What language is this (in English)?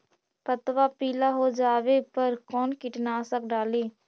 Magahi